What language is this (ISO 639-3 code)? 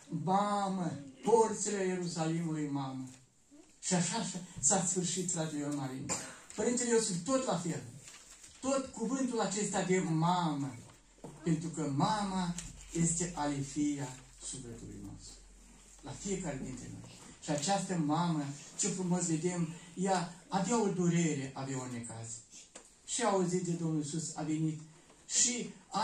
ron